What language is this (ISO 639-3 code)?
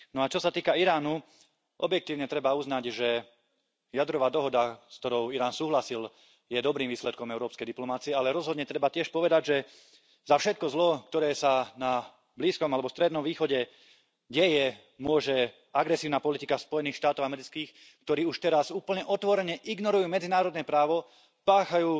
slk